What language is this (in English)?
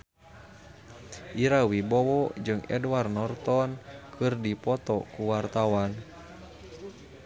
Sundanese